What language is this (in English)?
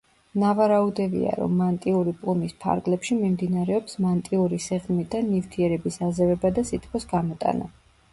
Georgian